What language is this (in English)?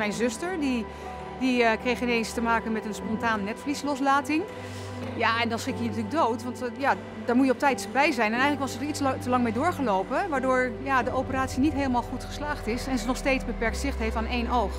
Dutch